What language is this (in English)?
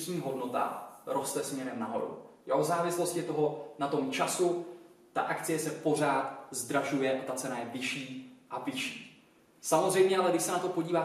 Czech